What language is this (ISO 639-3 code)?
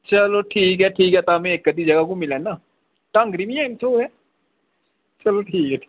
doi